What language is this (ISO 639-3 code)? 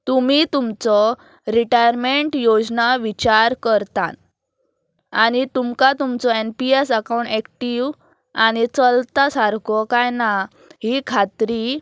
kok